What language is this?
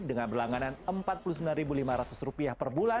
Indonesian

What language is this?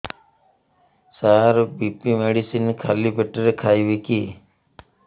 Odia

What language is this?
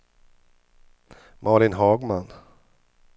Swedish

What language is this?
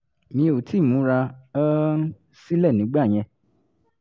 Yoruba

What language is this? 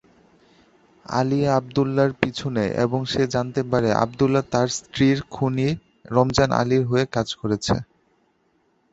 Bangla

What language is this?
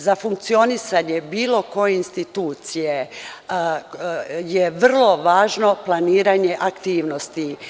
Serbian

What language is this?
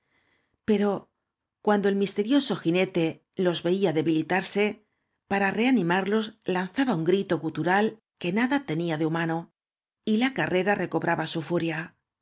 Spanish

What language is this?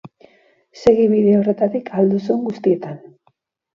Basque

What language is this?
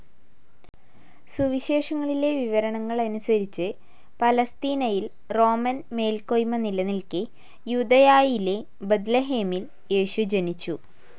Malayalam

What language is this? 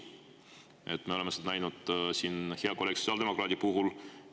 Estonian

